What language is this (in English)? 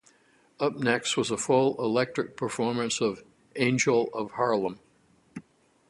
English